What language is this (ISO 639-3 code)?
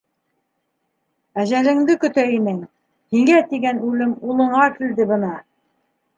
bak